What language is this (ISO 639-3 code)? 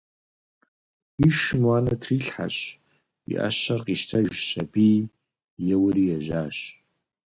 kbd